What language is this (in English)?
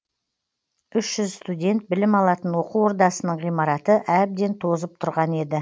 Kazakh